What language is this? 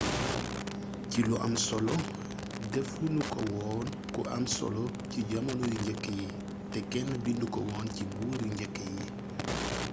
Wolof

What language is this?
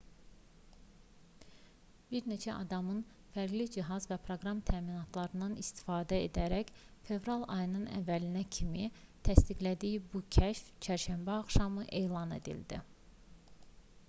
Azerbaijani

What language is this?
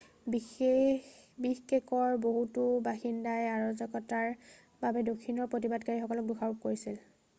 Assamese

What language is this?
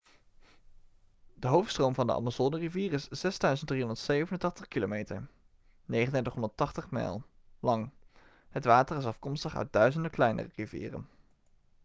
Dutch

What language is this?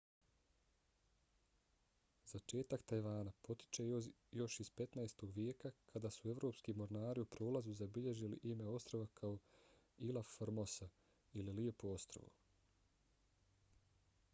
Bosnian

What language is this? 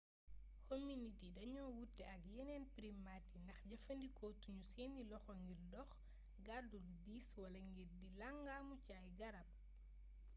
Wolof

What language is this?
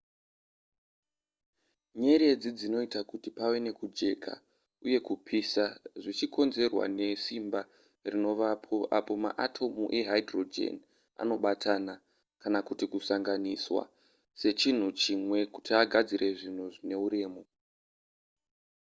Shona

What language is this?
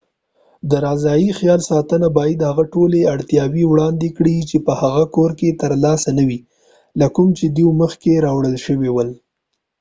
Pashto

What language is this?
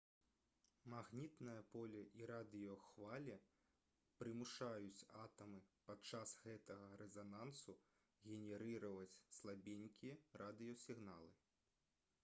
Belarusian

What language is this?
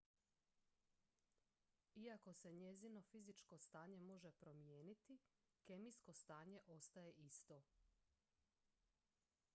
Croatian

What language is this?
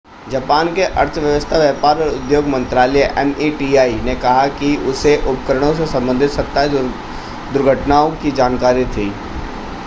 Hindi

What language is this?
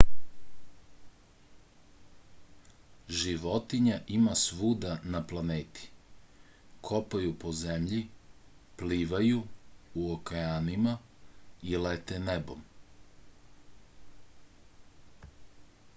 Serbian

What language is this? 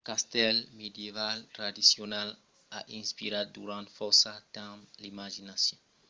Occitan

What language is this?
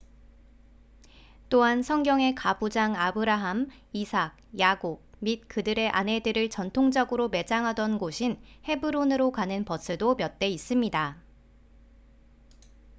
Korean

